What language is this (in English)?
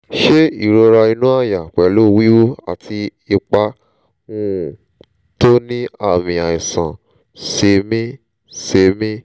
Yoruba